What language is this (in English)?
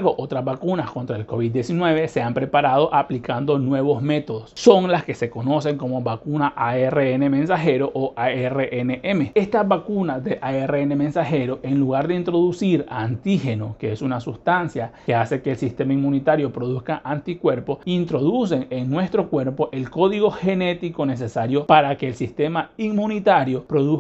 Spanish